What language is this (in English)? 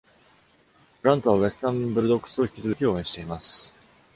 Japanese